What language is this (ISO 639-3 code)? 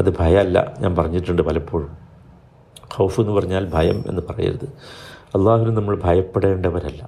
mal